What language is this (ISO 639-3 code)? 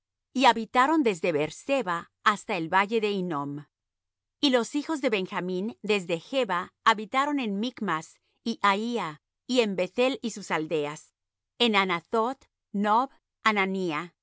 spa